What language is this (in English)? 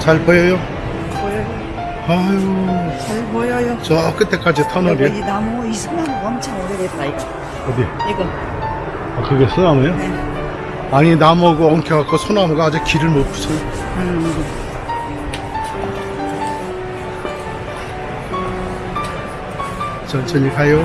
Korean